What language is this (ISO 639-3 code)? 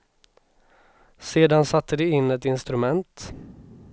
swe